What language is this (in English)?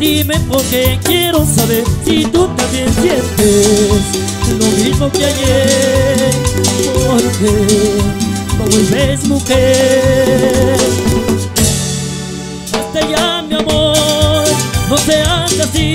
Spanish